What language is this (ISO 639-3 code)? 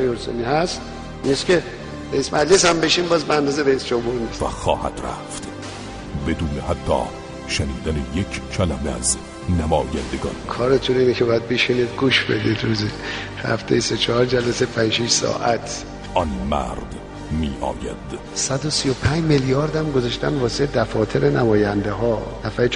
fas